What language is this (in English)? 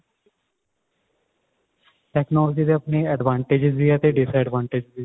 Punjabi